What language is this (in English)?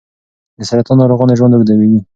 Pashto